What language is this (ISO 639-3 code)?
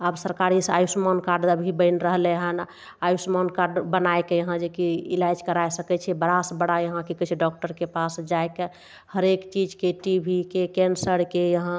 mai